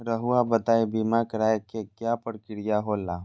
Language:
Magahi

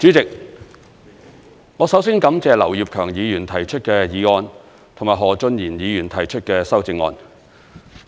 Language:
Cantonese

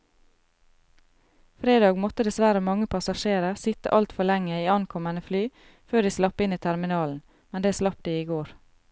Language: Norwegian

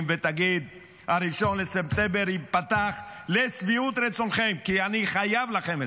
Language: Hebrew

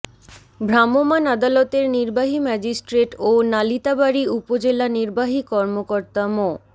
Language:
Bangla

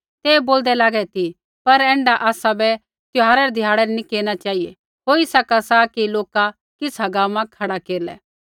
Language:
Kullu Pahari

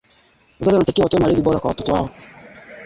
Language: Swahili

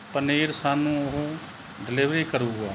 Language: Punjabi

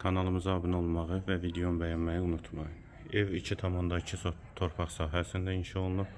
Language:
Turkish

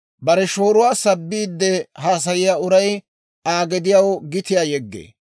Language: Dawro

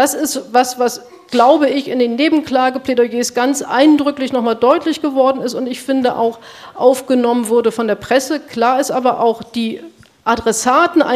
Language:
German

